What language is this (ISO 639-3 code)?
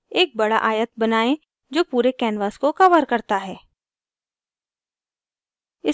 hin